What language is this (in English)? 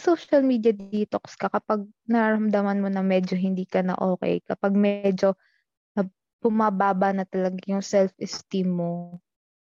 Filipino